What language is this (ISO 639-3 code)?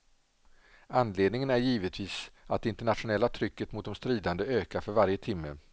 swe